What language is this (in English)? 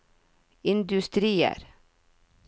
Norwegian